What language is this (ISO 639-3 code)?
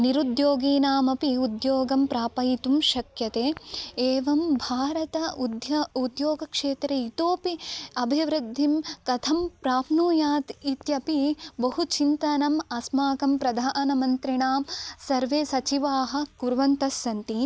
san